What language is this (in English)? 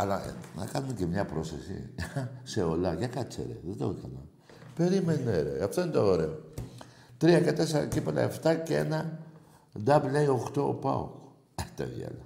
Greek